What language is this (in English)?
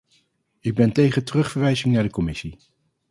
Dutch